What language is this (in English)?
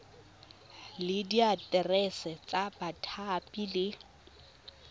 Tswana